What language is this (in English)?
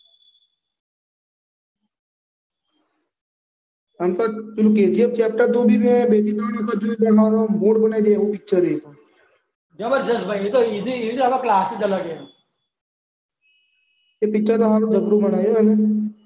Gujarati